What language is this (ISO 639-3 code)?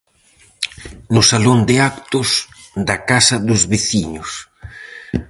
glg